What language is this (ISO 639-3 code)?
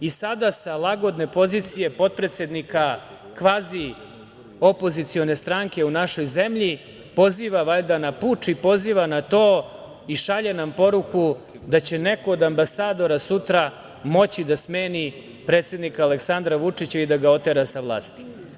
srp